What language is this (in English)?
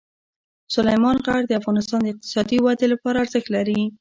Pashto